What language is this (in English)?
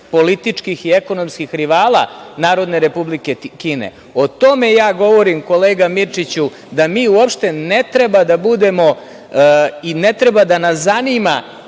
Serbian